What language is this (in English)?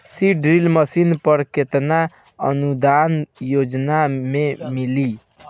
Bhojpuri